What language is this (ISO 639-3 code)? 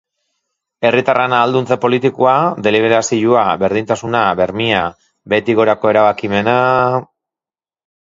eus